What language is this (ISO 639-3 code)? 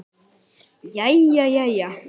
isl